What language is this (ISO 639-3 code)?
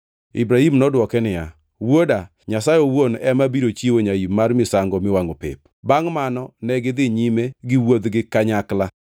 luo